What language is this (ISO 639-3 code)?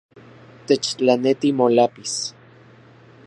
ncx